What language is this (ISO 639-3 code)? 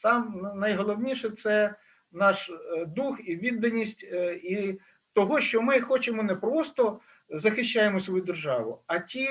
ukr